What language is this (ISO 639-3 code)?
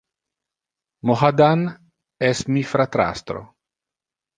ina